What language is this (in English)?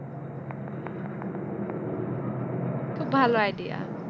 Bangla